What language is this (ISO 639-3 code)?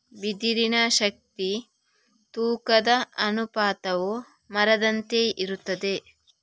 kan